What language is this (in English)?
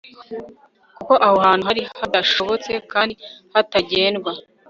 Kinyarwanda